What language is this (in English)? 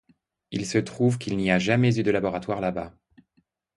French